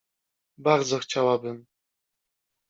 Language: Polish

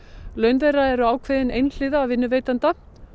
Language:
Icelandic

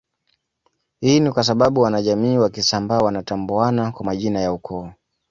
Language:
Swahili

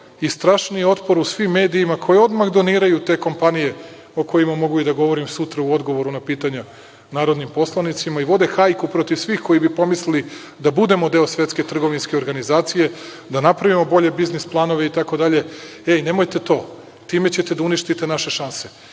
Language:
Serbian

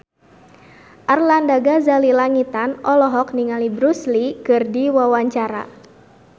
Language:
Sundanese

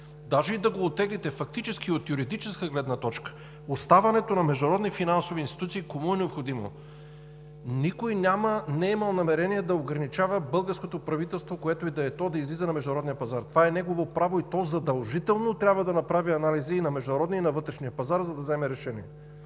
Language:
Bulgarian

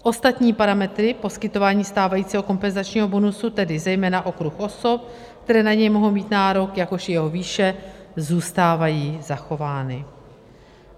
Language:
Czech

